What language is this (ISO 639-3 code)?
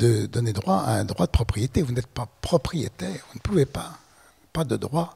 fra